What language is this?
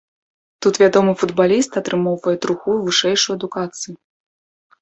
Belarusian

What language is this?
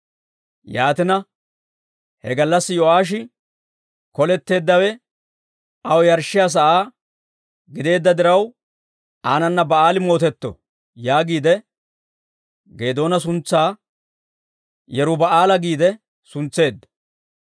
Dawro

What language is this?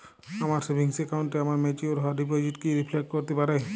Bangla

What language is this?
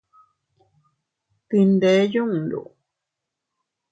Teutila Cuicatec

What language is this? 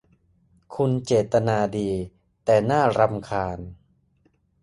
Thai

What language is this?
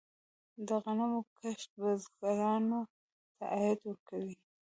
Pashto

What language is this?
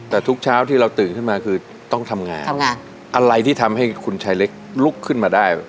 Thai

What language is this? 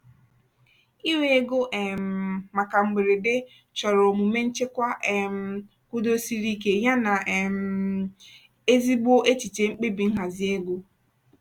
Igbo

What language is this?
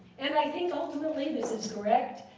English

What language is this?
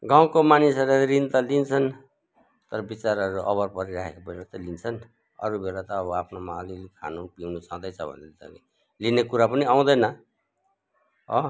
Nepali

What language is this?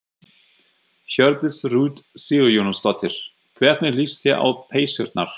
Icelandic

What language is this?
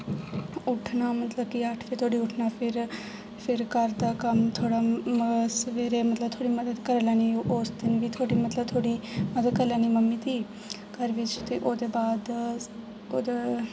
Dogri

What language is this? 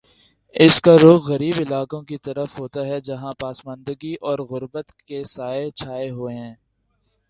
Urdu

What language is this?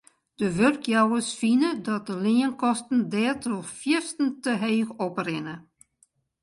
Western Frisian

